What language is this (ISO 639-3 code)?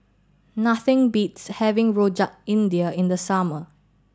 eng